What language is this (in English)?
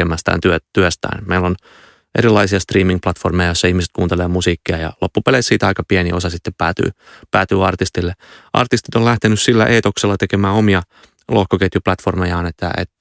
Finnish